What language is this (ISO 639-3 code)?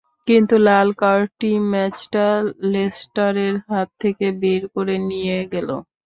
ben